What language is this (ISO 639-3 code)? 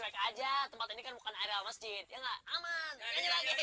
ind